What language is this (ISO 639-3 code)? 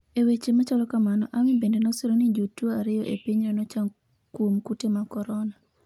luo